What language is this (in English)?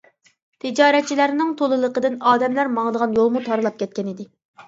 Uyghur